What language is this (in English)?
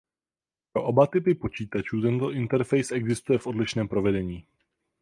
Czech